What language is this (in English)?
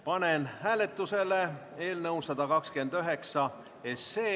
Estonian